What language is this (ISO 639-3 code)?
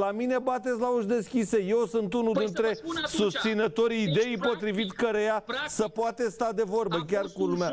ron